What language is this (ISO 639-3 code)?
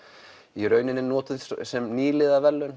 isl